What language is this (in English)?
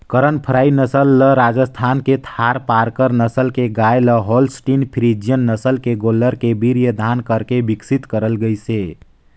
Chhattisgarhi